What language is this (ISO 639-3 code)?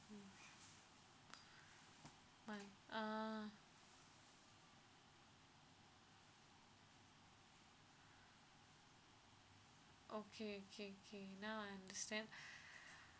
eng